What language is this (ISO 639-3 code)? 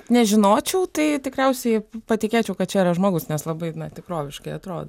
lit